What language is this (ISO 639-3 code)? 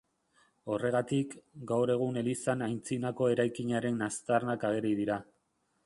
eus